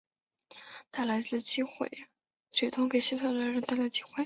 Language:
Chinese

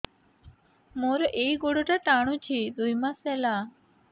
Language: Odia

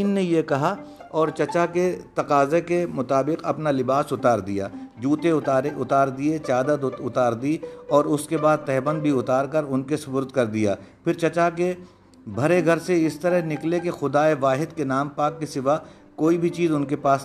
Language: Urdu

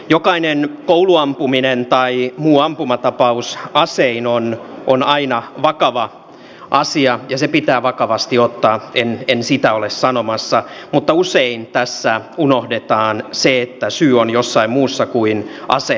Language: Finnish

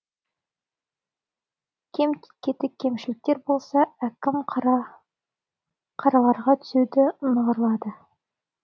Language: Kazakh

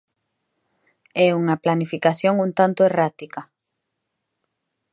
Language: Galician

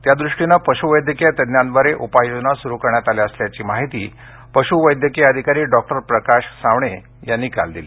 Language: Marathi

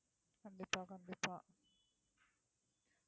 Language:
Tamil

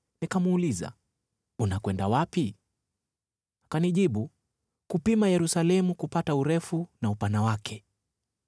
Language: Swahili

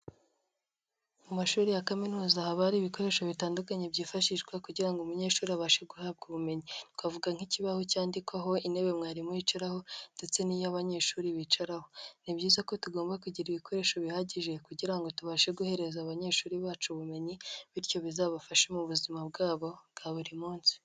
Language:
Kinyarwanda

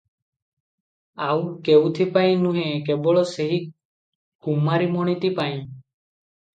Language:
Odia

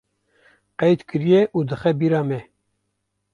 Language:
Kurdish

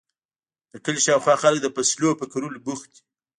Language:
Pashto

